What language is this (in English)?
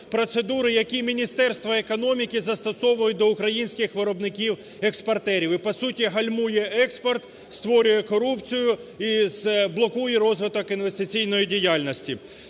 Ukrainian